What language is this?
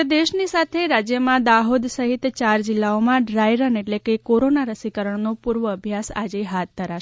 Gujarati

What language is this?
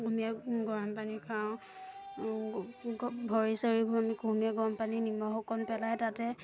Assamese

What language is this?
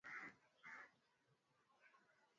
Swahili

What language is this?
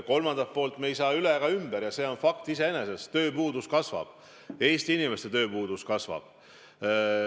Estonian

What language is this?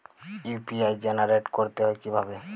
Bangla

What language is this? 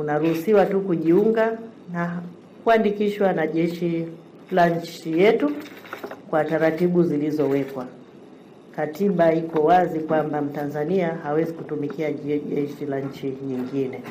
Swahili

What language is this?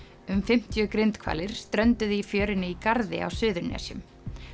Icelandic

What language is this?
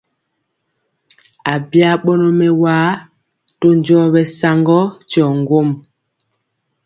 Mpiemo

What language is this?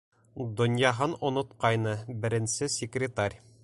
Bashkir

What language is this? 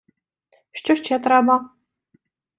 Ukrainian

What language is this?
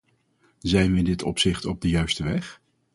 Dutch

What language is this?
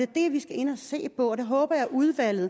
Danish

